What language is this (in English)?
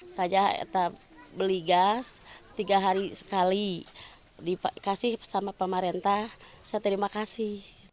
Indonesian